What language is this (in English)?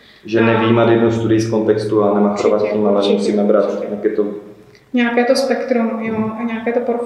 Czech